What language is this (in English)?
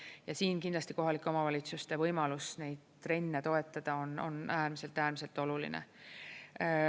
Estonian